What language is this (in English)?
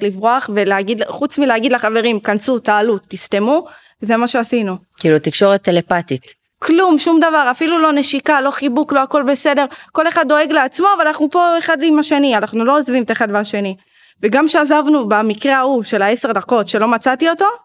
Hebrew